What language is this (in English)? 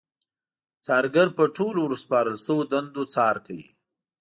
Pashto